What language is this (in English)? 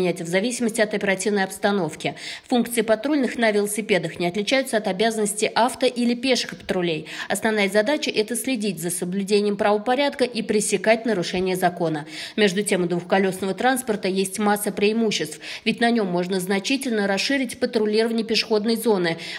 Russian